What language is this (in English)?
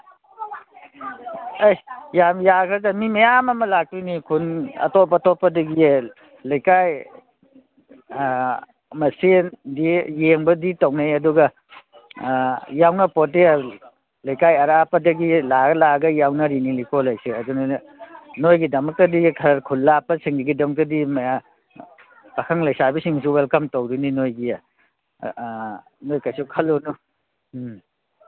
Manipuri